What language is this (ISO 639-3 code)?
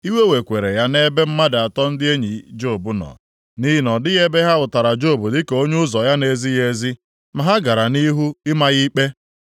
ibo